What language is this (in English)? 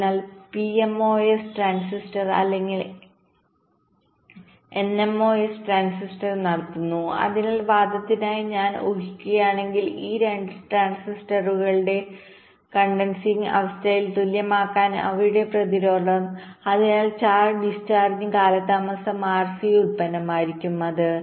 Malayalam